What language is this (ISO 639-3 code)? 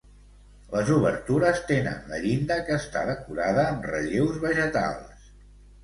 cat